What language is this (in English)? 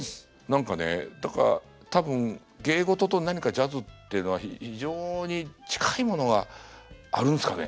Japanese